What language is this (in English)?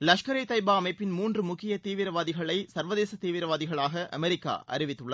Tamil